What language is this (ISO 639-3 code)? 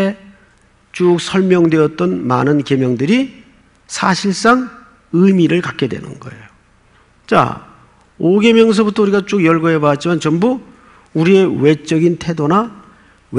kor